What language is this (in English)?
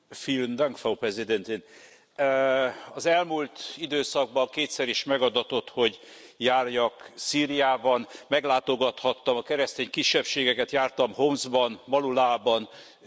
Hungarian